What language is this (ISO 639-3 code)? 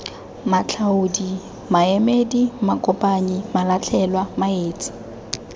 tsn